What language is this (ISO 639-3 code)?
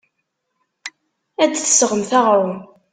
kab